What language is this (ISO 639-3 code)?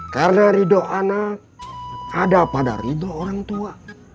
ind